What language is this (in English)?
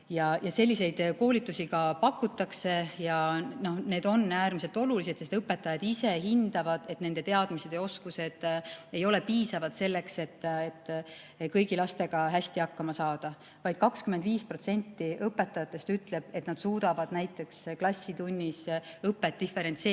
Estonian